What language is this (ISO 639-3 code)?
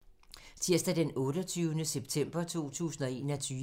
dan